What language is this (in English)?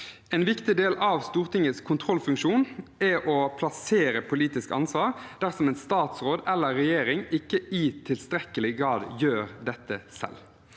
Norwegian